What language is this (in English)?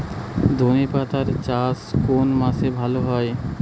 Bangla